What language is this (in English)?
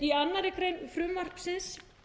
Icelandic